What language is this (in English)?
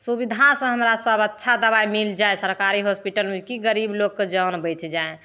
Maithili